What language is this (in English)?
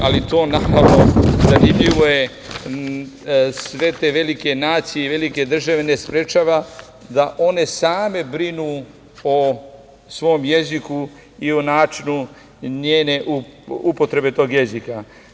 Serbian